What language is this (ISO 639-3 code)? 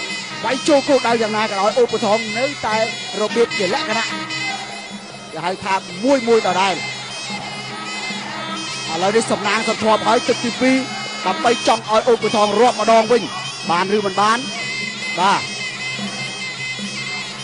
tha